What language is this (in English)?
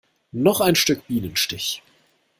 German